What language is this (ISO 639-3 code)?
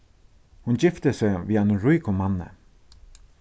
fao